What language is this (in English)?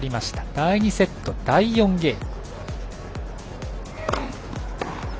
Japanese